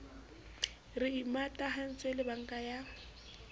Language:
Southern Sotho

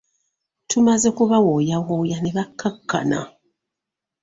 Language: Ganda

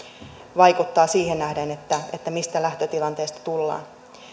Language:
Finnish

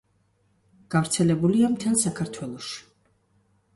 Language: Georgian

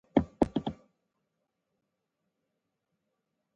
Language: Pashto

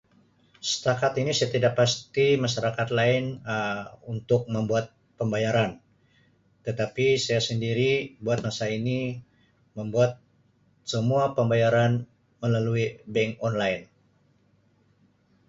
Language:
Sabah Malay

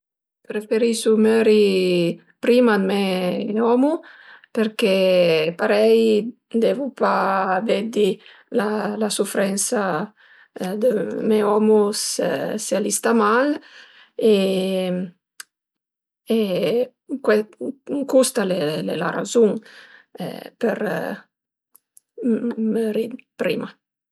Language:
Piedmontese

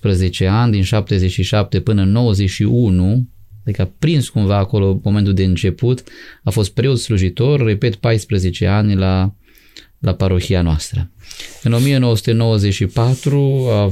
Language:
Romanian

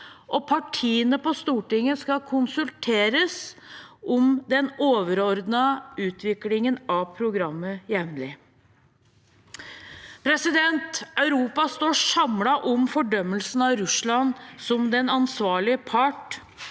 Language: Norwegian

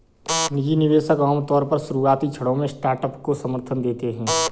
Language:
Hindi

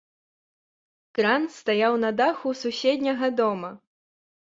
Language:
Belarusian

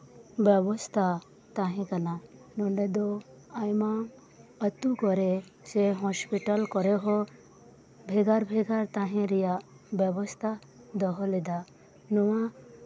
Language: Santali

